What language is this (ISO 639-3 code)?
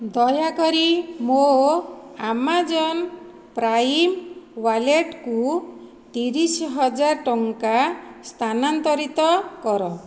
ori